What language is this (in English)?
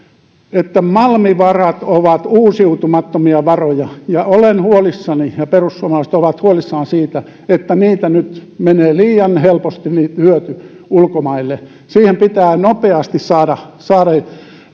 Finnish